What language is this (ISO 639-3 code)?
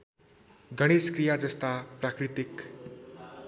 nep